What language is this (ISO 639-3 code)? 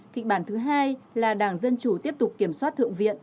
vie